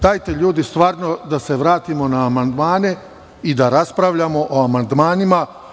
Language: Serbian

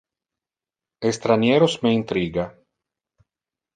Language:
Interlingua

